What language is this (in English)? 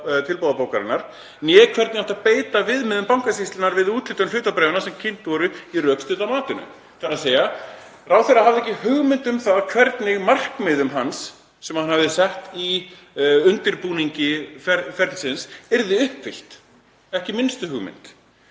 Icelandic